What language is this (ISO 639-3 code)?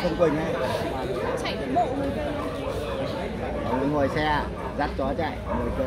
vie